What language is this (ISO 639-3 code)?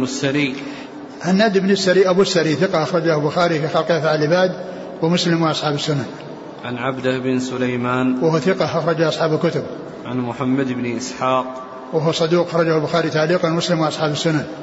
ara